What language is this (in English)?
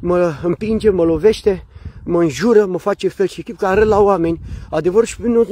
Romanian